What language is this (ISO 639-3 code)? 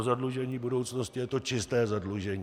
ces